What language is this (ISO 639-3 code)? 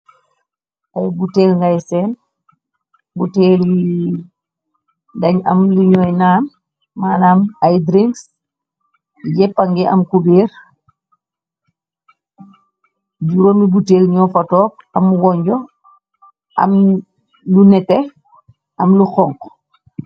wol